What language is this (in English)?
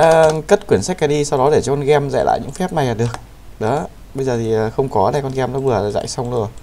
Vietnamese